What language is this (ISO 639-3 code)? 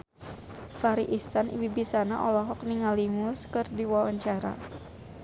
sun